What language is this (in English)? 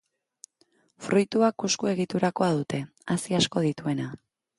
Basque